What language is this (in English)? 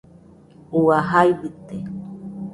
Nüpode Huitoto